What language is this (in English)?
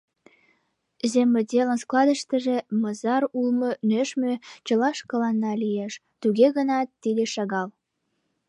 Mari